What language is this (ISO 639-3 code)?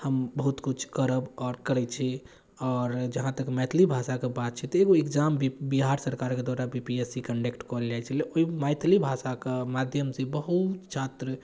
mai